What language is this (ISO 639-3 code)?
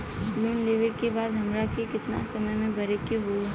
bho